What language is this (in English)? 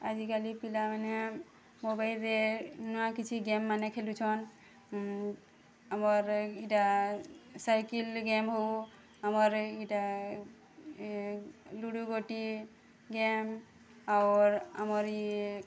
Odia